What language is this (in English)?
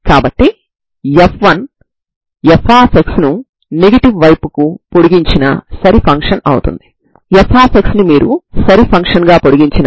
Telugu